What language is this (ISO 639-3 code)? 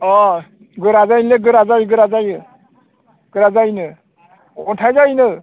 brx